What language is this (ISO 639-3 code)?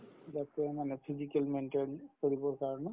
asm